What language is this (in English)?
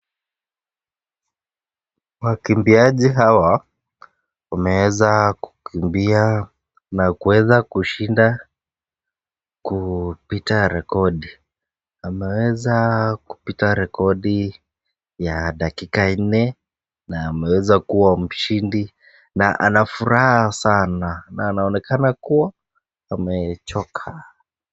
Swahili